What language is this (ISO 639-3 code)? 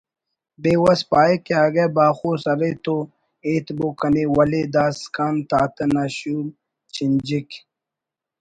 brh